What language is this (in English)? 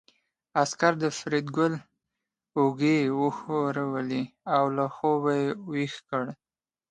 Pashto